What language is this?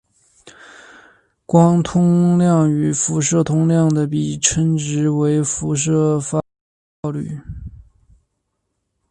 Chinese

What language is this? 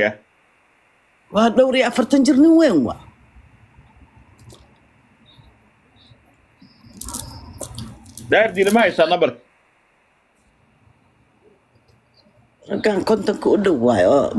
Arabic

